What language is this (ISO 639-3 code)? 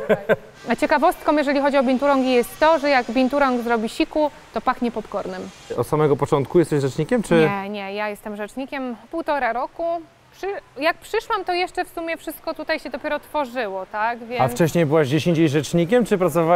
pol